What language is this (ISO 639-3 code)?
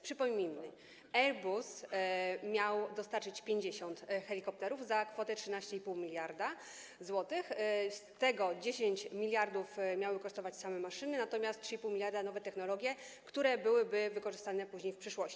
pol